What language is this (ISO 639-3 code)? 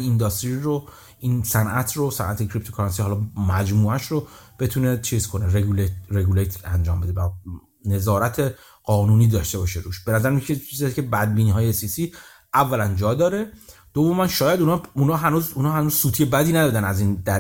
fas